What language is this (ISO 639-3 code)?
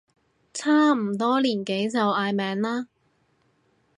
yue